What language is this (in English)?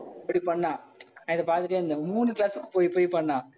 Tamil